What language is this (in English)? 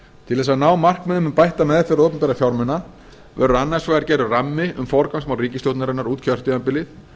Icelandic